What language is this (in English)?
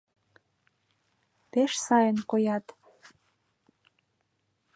Mari